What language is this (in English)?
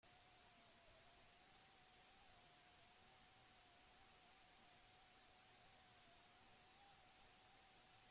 Basque